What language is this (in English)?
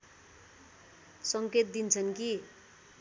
Nepali